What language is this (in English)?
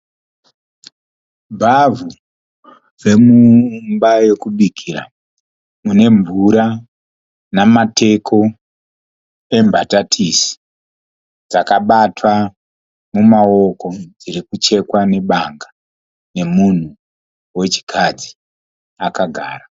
Shona